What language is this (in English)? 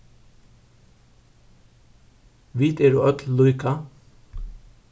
Faroese